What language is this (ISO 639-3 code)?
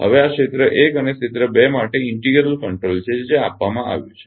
guj